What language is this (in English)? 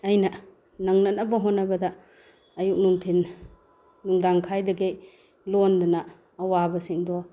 Manipuri